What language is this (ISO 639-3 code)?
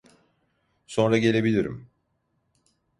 tur